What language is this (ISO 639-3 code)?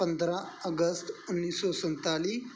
pan